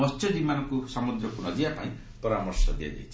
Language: Odia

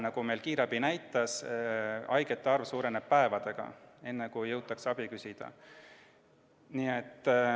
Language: Estonian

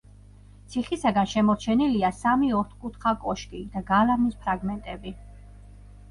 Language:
Georgian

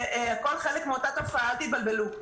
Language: Hebrew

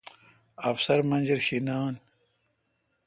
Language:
Kalkoti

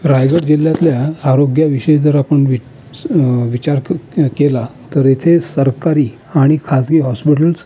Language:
Marathi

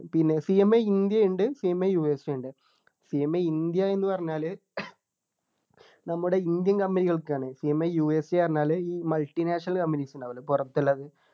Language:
Malayalam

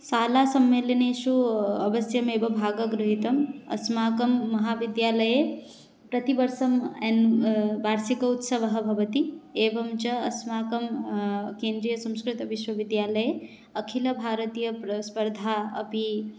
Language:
Sanskrit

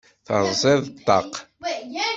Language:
Kabyle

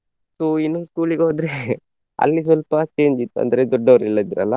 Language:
Kannada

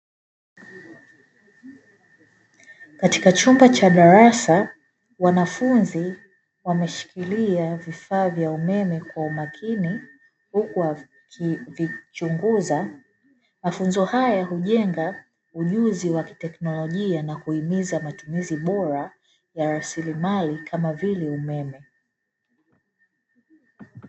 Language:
Swahili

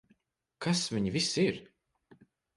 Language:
Latvian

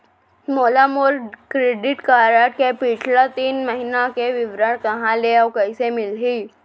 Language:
Chhattisgarhi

